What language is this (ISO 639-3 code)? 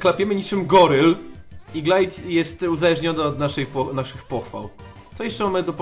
pol